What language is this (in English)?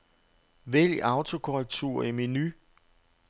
Danish